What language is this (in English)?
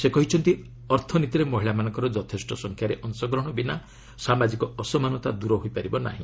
Odia